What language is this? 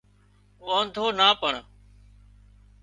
Wadiyara Koli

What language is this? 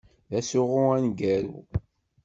Kabyle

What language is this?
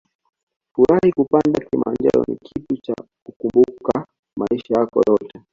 Swahili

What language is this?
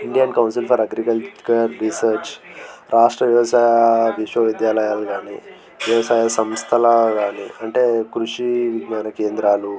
Telugu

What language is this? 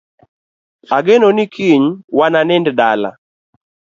Luo (Kenya and Tanzania)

